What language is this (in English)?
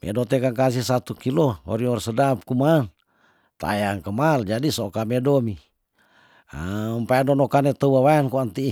Tondano